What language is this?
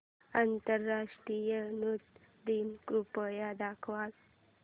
Marathi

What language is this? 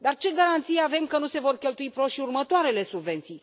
Romanian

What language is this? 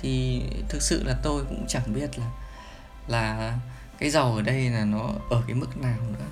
Vietnamese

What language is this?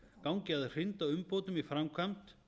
Icelandic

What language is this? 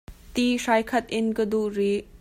Hakha Chin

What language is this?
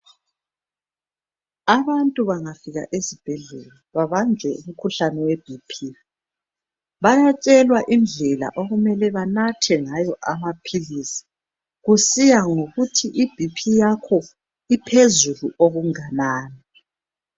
North Ndebele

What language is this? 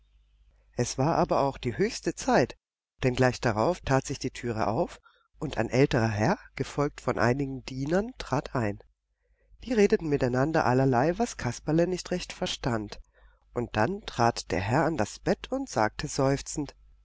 German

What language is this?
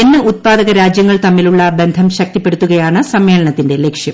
Malayalam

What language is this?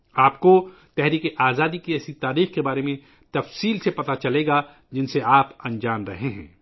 Urdu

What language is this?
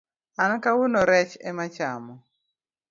Luo (Kenya and Tanzania)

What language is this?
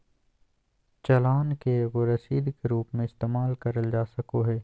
Magahi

